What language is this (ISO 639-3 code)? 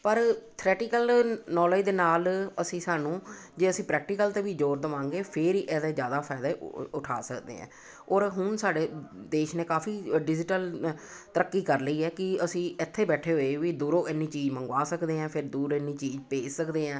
pan